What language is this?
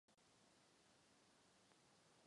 Czech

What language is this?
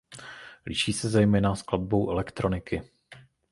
Czech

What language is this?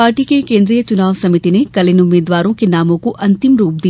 Hindi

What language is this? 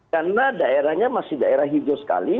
Indonesian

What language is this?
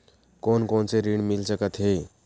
Chhattisgarhi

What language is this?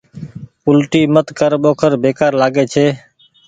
Goaria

